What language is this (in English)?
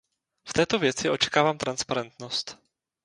Czech